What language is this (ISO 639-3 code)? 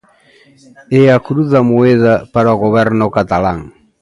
glg